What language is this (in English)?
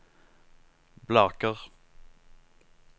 Norwegian